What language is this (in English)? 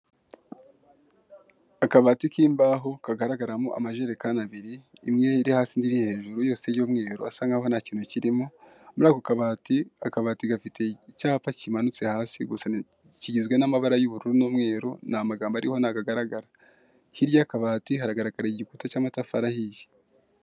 Kinyarwanda